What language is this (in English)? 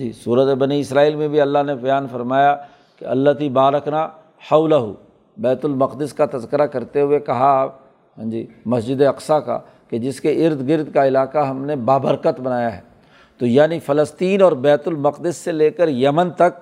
Urdu